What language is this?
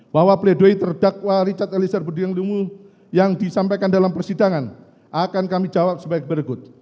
Indonesian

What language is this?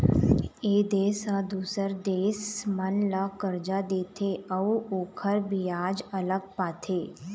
Chhattisgarhi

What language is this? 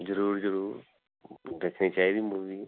Punjabi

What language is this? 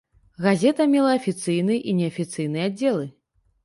Belarusian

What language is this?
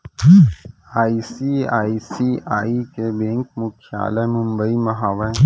Chhattisgarhi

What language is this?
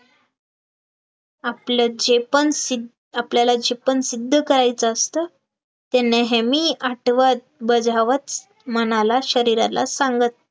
Marathi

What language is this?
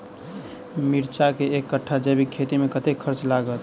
Maithili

